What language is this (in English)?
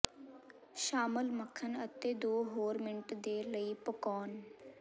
Punjabi